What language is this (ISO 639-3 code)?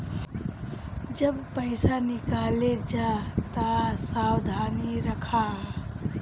bho